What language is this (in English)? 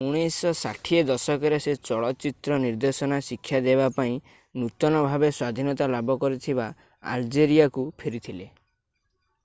Odia